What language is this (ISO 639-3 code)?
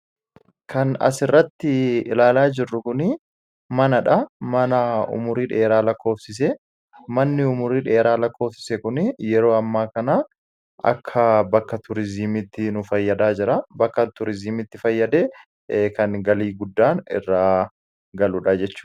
orm